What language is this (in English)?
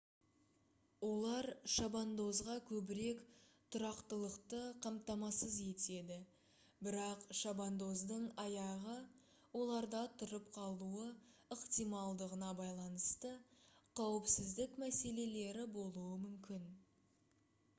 Kazakh